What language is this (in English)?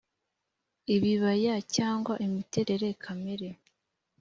Kinyarwanda